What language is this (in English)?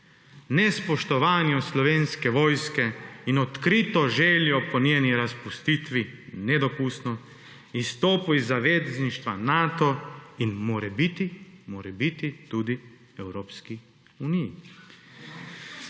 Slovenian